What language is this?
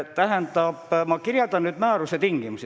Estonian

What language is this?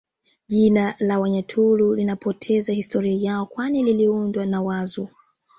Swahili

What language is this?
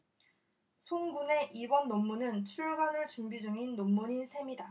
Korean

